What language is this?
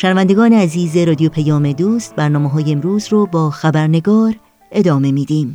Persian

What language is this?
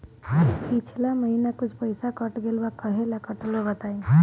Bhojpuri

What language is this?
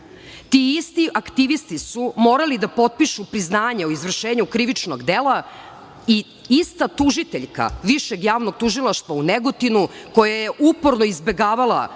Serbian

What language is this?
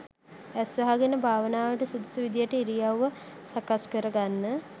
Sinhala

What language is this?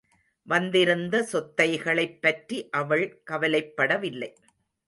Tamil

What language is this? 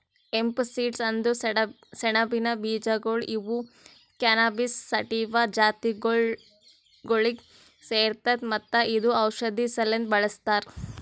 Kannada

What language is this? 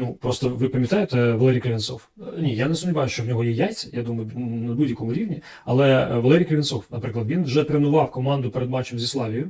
Ukrainian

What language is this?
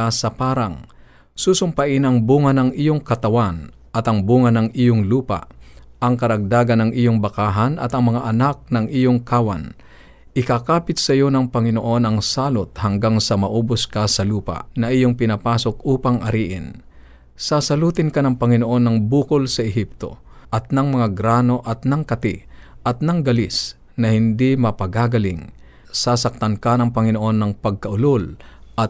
Filipino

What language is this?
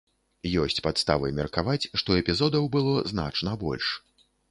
Belarusian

